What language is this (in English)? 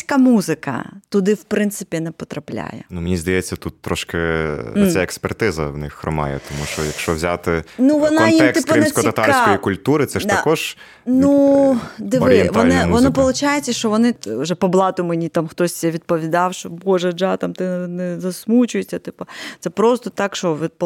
Ukrainian